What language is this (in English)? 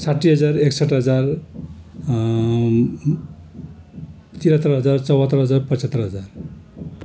Nepali